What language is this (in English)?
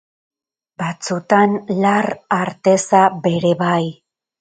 Basque